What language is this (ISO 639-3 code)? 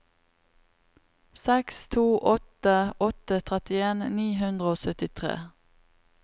nor